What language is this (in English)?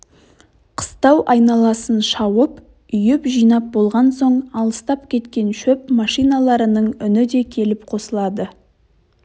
Kazakh